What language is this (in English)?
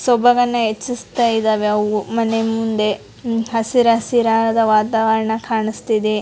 Kannada